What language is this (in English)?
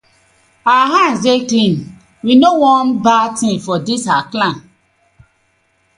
Nigerian Pidgin